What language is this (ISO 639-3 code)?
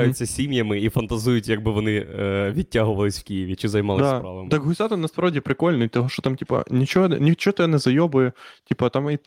ukr